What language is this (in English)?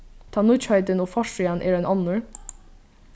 Faroese